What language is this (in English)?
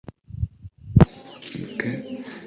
Ganda